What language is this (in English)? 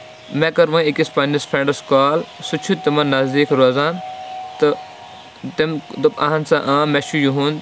Kashmiri